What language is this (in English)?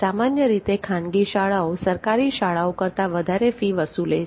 Gujarati